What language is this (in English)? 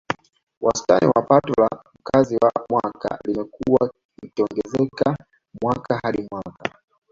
Swahili